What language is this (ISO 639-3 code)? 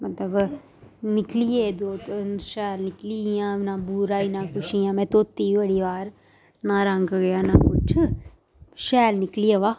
doi